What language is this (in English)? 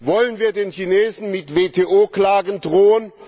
German